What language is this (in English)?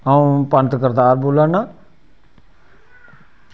Dogri